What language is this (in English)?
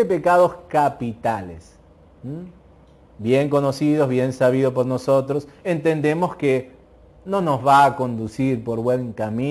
Spanish